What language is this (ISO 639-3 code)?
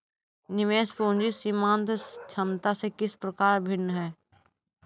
hin